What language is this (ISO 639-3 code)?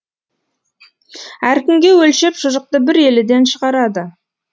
kaz